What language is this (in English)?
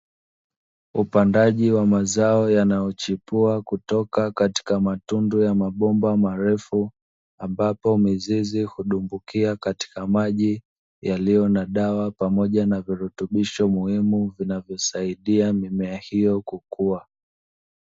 Swahili